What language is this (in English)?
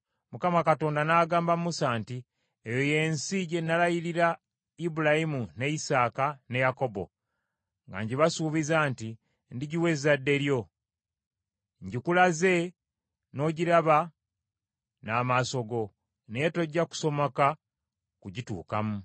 Ganda